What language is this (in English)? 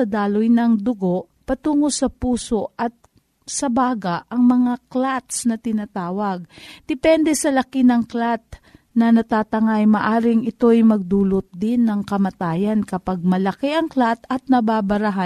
Filipino